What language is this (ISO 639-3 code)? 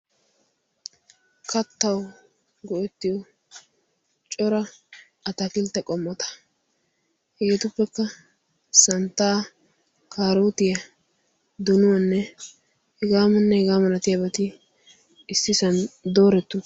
wal